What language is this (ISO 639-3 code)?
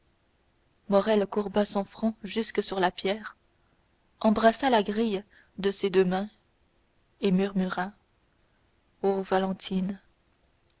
fra